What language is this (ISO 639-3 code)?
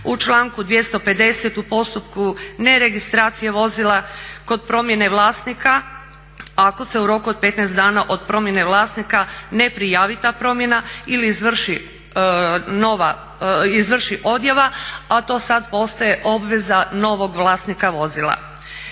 hrv